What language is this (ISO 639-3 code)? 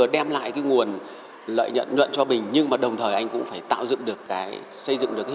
vie